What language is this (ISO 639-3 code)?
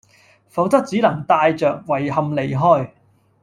yue